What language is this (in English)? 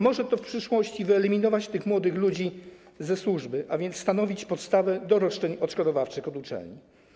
Polish